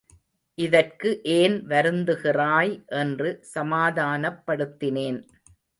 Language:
Tamil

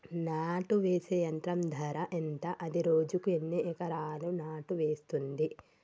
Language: Telugu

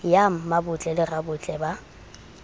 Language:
Southern Sotho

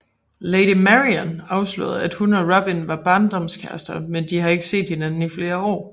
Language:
Danish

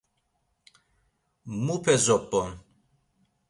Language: Laz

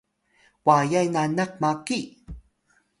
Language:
Atayal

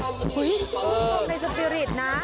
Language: Thai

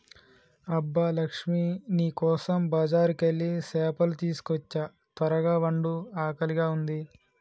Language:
Telugu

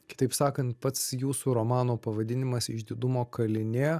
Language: Lithuanian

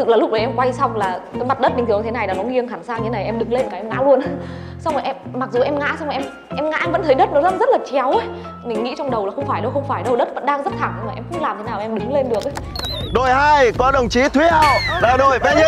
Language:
Vietnamese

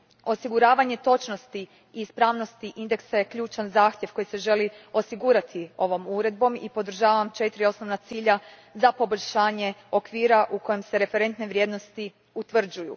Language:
Croatian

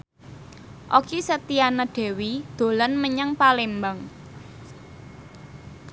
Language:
Javanese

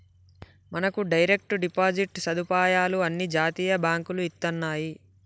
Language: Telugu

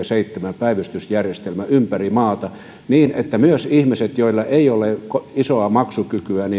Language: Finnish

